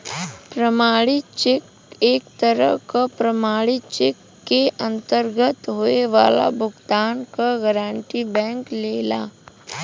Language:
Bhojpuri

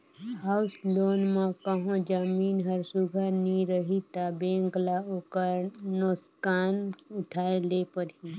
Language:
Chhattisgarhi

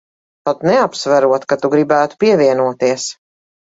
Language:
Latvian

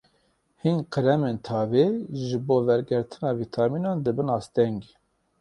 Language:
Kurdish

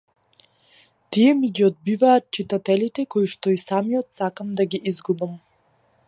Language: Macedonian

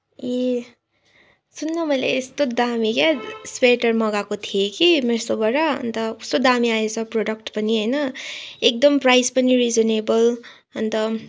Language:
Nepali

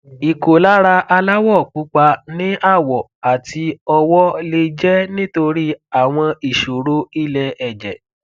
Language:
Yoruba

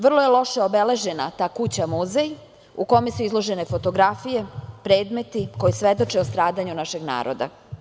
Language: Serbian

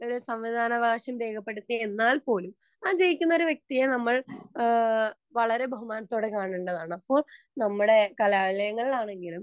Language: Malayalam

